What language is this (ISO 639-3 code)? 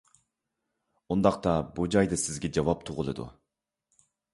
uig